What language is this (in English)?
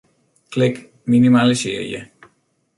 Western Frisian